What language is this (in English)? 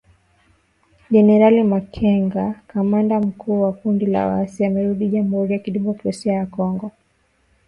Swahili